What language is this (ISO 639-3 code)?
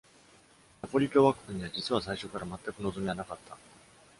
jpn